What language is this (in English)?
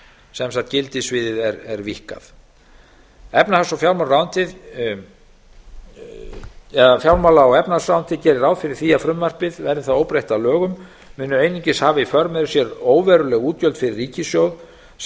Icelandic